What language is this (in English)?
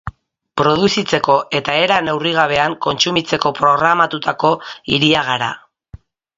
Basque